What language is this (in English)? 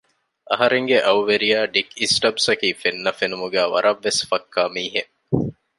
Divehi